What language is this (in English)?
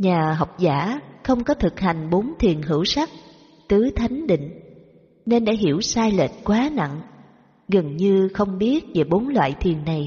Vietnamese